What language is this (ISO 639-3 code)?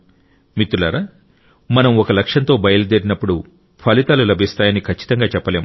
tel